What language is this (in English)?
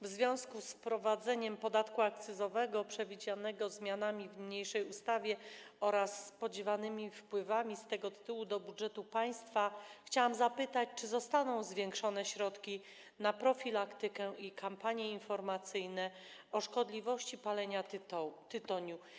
Polish